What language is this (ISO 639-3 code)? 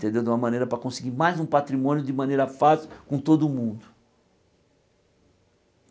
por